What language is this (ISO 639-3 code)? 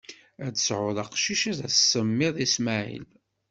kab